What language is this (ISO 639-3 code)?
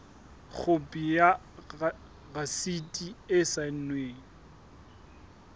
sot